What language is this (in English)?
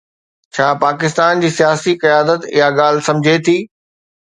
Sindhi